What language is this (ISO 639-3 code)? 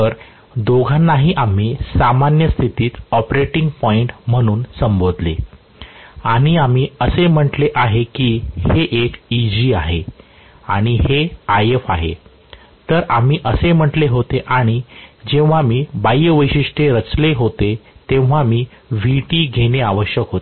mar